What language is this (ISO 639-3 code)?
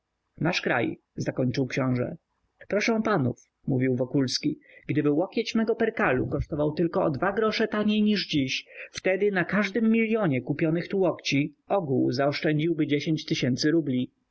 pol